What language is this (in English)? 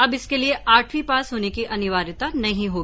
Hindi